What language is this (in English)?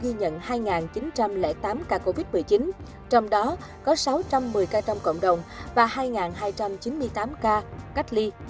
Vietnamese